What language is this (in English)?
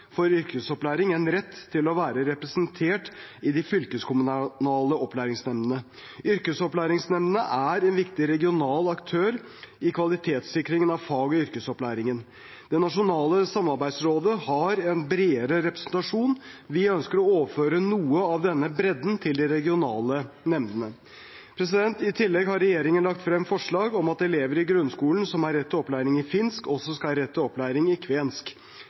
Norwegian Bokmål